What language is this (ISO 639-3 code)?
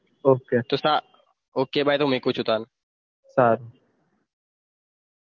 guj